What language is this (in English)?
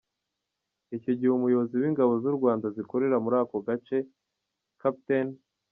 Kinyarwanda